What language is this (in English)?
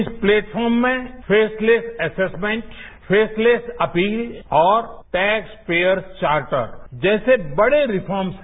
Hindi